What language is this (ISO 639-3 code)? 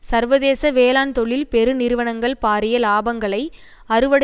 tam